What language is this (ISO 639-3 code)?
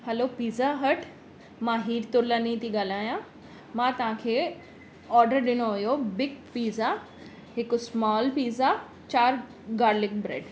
snd